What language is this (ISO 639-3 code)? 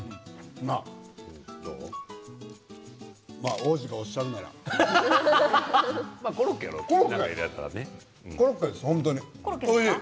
jpn